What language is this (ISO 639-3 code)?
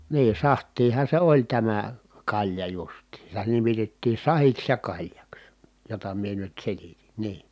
fin